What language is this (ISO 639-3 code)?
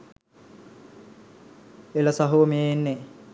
sin